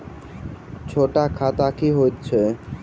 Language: Maithili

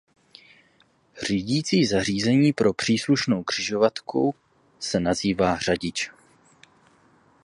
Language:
Czech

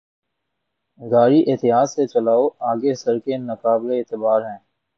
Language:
Urdu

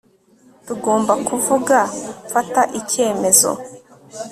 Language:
Kinyarwanda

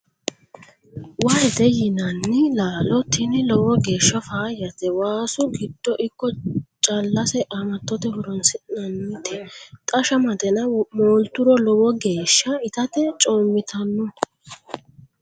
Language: Sidamo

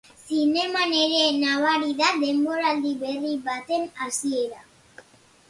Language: Basque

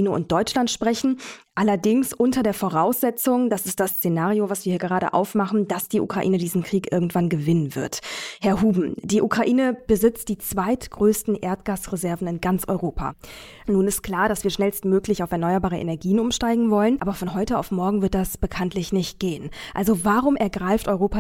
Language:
German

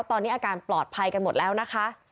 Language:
Thai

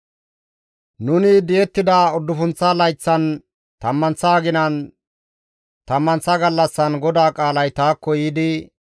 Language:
Gamo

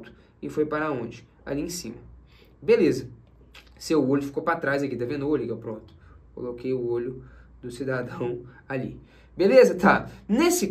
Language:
Portuguese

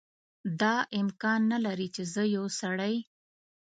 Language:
Pashto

